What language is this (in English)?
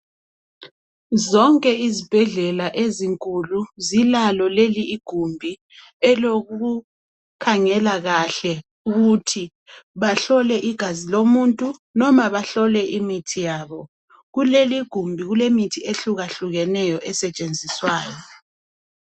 North Ndebele